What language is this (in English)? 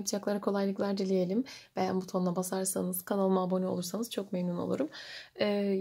Turkish